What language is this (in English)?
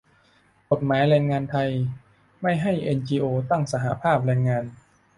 Thai